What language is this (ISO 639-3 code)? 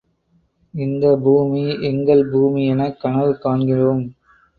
tam